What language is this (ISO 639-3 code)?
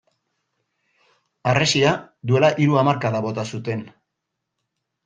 eus